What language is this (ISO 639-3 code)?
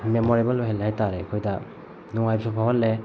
mni